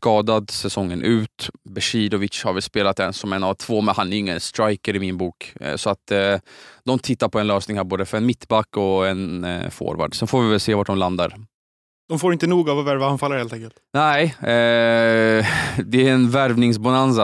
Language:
Swedish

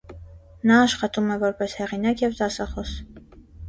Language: Armenian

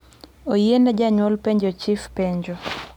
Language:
Luo (Kenya and Tanzania)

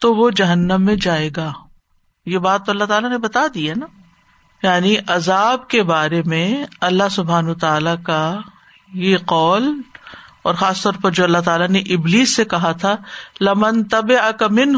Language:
Urdu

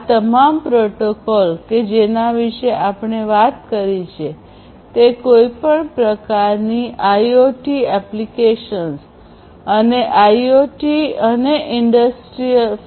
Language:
Gujarati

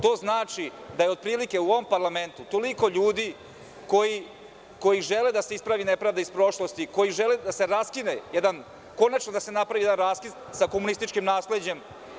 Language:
Serbian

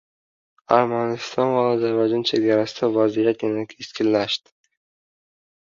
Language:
Uzbek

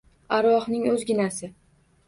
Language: Uzbek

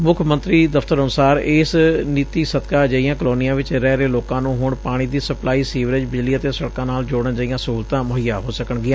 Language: Punjabi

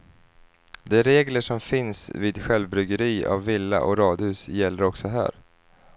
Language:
Swedish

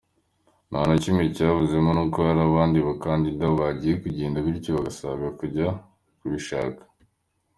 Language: Kinyarwanda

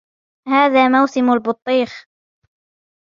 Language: Arabic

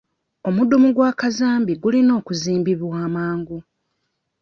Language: Ganda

